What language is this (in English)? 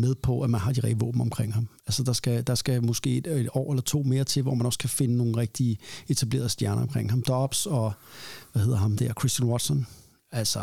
Danish